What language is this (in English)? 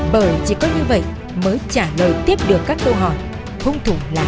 Vietnamese